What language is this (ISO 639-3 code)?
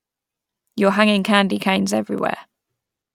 eng